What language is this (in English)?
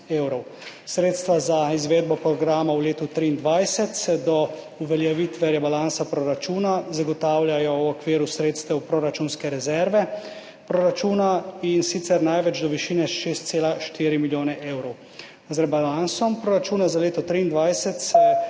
Slovenian